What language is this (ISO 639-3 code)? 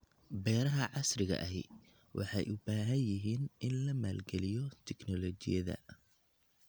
som